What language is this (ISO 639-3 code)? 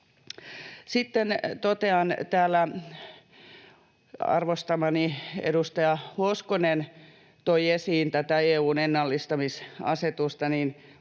fin